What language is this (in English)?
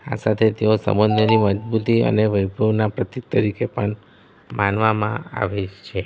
Gujarati